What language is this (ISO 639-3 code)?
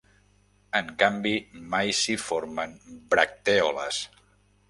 cat